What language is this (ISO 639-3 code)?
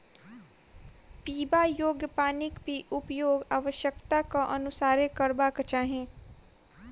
mai